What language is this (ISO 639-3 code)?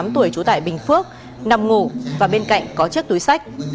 vie